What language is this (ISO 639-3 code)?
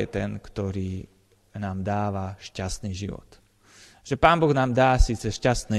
slk